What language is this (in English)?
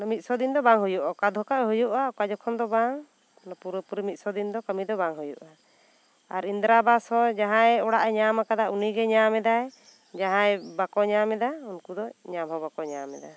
Santali